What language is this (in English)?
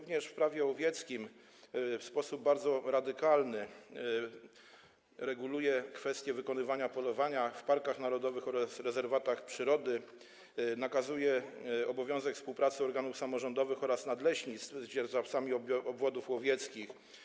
Polish